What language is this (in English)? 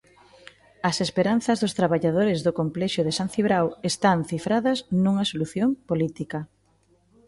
Galician